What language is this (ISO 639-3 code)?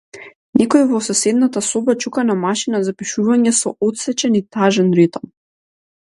mkd